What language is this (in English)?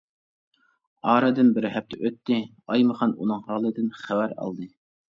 Uyghur